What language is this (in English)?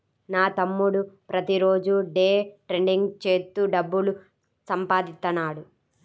Telugu